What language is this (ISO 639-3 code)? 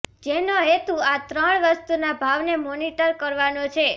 guj